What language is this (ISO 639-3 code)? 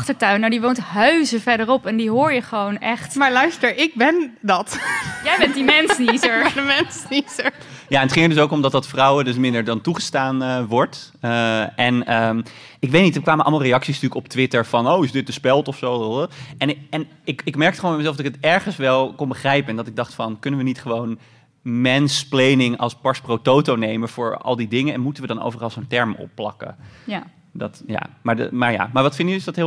nld